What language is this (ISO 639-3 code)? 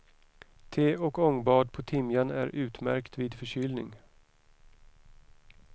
swe